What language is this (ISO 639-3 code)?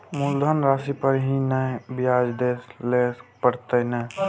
mai